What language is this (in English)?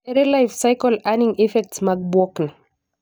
Luo (Kenya and Tanzania)